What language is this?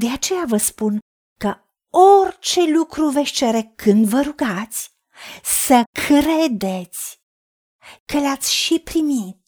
Romanian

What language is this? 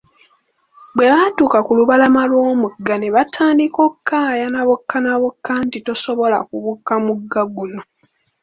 Ganda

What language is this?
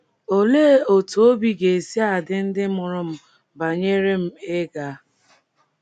Igbo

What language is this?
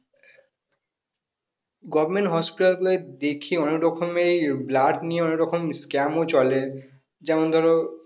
Bangla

